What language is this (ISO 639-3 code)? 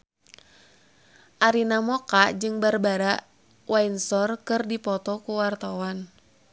sun